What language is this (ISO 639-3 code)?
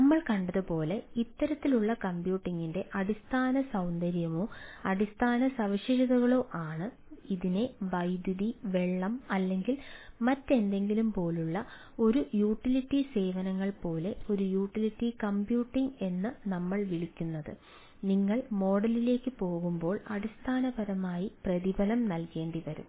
mal